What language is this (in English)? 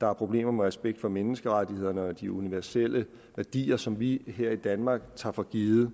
Danish